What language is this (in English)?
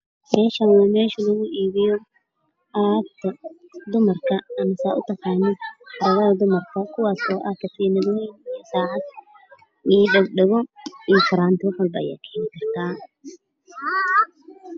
Somali